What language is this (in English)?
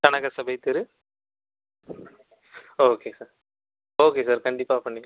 Tamil